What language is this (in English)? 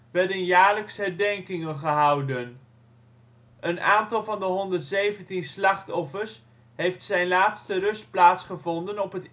Dutch